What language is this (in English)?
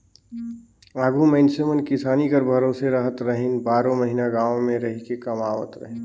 Chhattisgarhi